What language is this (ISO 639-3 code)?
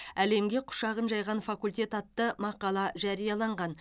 kaz